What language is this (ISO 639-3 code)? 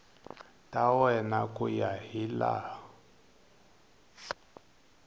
tso